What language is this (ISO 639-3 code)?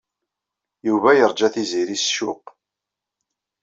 kab